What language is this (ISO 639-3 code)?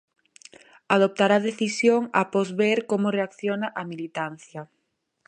glg